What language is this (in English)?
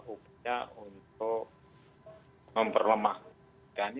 Indonesian